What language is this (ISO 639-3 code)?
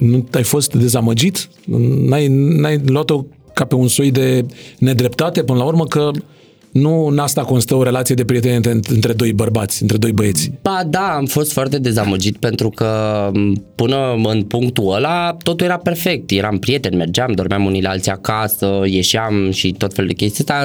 ron